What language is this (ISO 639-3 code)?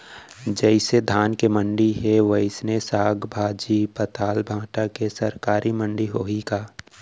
hne